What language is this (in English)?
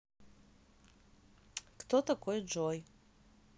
Russian